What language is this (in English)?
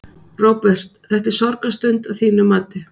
Icelandic